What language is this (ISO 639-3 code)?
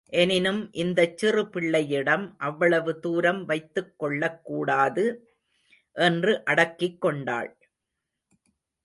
tam